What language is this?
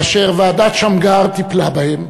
Hebrew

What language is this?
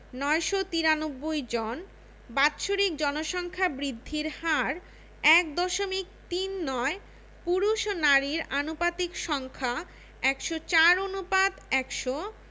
Bangla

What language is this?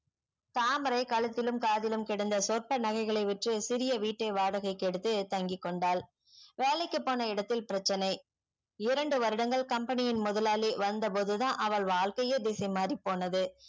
Tamil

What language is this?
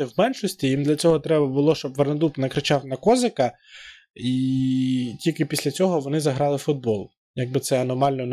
Ukrainian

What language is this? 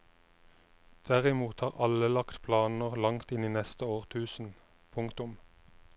Norwegian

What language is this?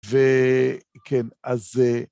Hebrew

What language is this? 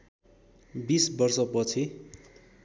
Nepali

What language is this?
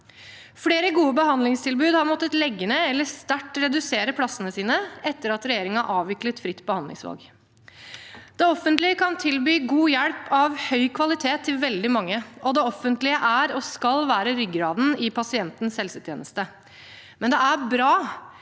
Norwegian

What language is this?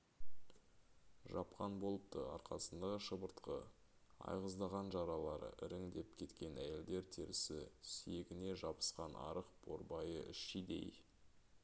Kazakh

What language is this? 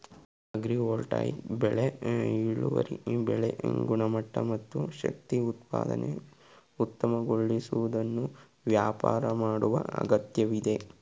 Kannada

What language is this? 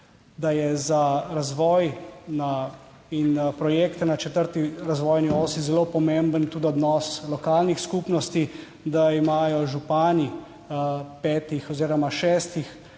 Slovenian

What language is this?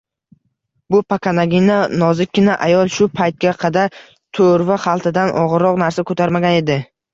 Uzbek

